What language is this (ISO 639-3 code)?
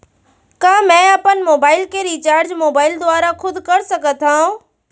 hne